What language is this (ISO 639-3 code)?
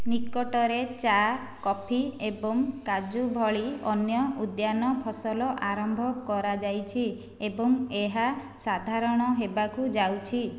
ori